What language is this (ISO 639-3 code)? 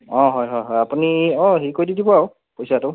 asm